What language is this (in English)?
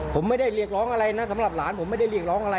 Thai